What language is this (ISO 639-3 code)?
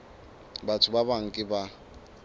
sot